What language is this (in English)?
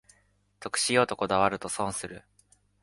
Japanese